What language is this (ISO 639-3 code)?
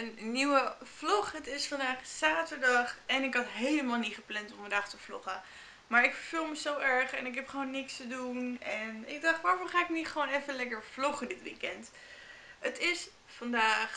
nld